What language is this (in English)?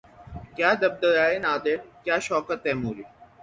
Urdu